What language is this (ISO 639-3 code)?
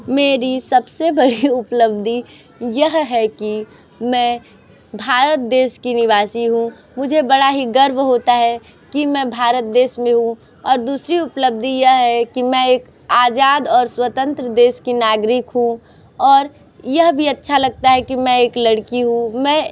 hin